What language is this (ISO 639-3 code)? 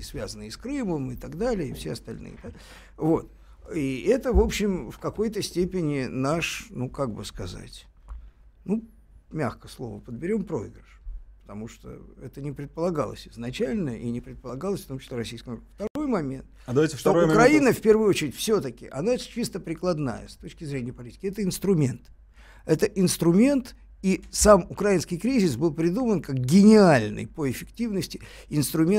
rus